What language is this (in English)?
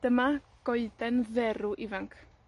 Welsh